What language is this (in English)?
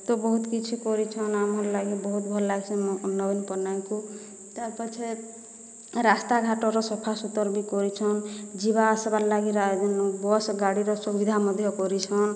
Odia